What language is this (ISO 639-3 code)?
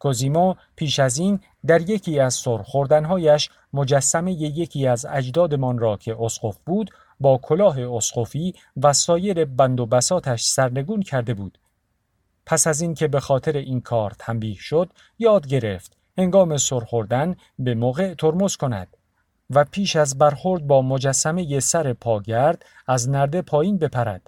fas